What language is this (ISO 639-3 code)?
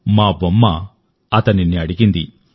tel